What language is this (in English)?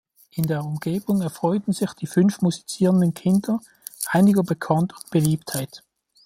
German